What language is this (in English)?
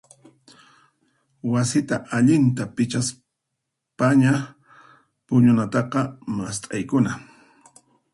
Puno Quechua